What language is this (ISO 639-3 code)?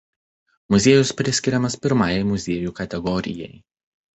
lit